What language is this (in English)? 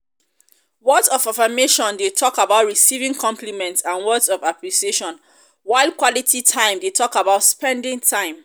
Nigerian Pidgin